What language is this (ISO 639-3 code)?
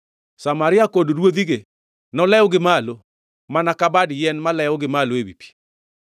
luo